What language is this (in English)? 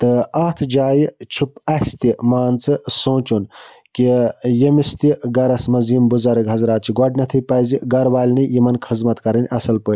Kashmiri